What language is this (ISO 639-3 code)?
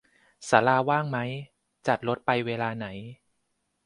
tha